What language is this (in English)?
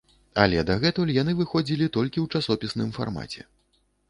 Belarusian